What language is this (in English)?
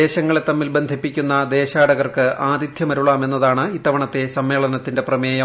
Malayalam